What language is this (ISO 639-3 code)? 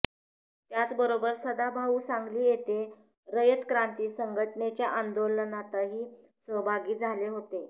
mar